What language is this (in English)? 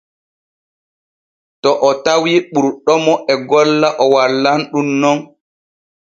Borgu Fulfulde